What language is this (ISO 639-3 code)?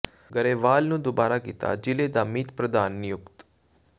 pan